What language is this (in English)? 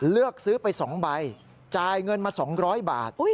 Thai